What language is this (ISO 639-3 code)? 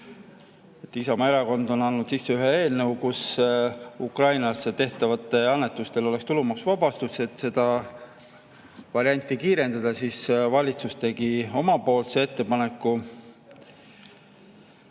est